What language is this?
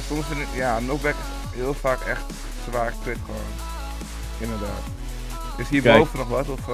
Dutch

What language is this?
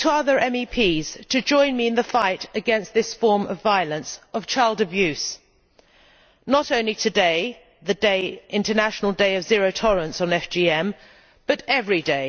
English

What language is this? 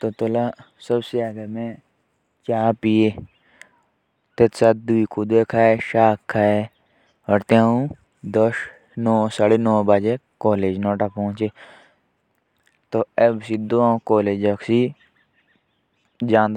Jaunsari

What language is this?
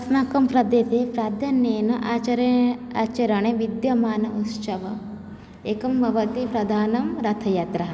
Sanskrit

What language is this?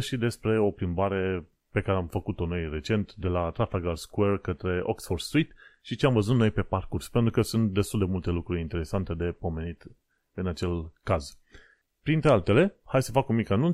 Romanian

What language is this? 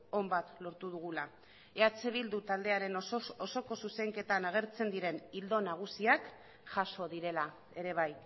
Basque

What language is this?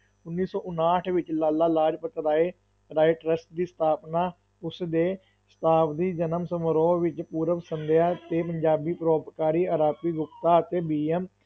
Punjabi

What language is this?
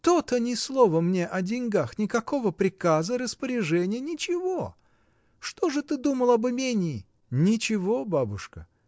Russian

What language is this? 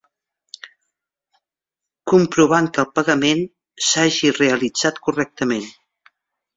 Catalan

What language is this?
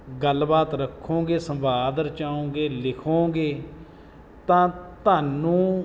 Punjabi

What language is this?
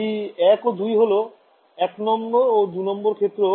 Bangla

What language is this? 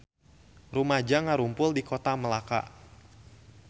Sundanese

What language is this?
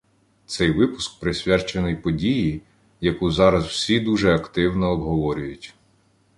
Ukrainian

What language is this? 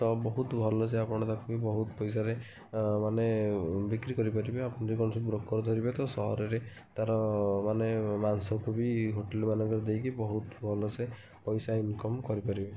Odia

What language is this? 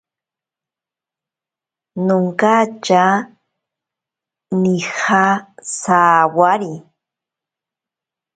Ashéninka Perené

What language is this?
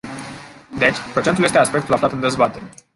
Romanian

